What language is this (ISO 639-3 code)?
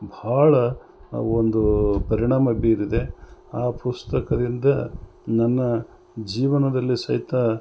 kan